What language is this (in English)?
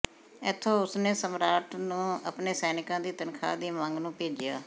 Punjabi